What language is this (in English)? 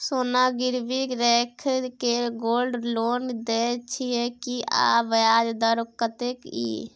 Maithili